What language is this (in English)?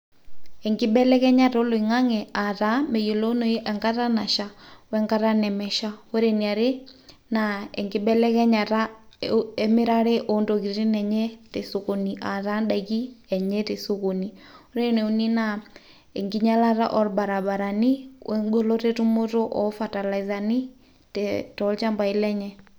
Masai